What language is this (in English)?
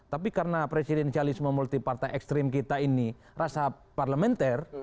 Indonesian